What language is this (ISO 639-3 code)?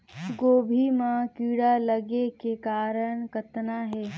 hne